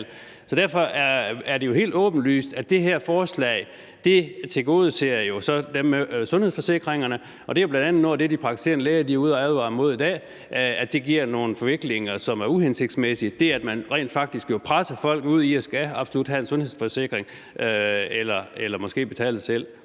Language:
Danish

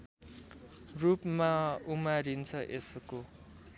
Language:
Nepali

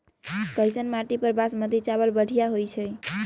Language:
Magahi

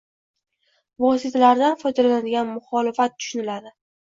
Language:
Uzbek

